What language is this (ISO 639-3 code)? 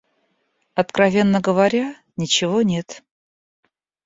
rus